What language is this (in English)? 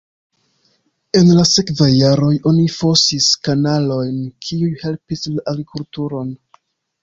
Esperanto